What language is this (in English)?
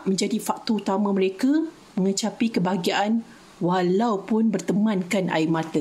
Malay